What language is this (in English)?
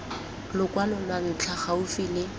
Tswana